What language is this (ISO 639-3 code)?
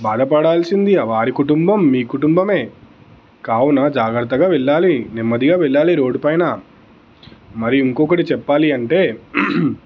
tel